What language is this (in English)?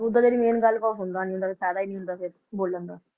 Punjabi